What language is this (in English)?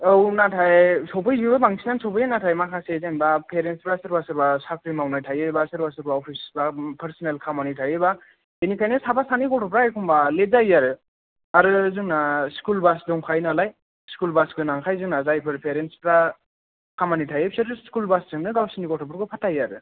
Bodo